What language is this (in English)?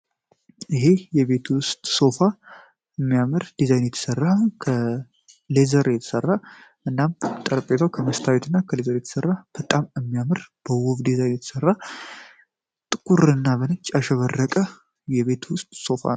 Amharic